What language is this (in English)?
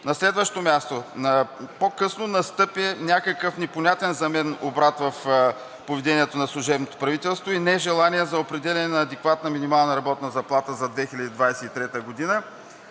Bulgarian